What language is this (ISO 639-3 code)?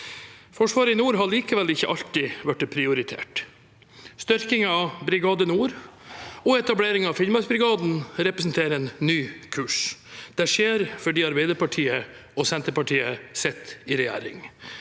nor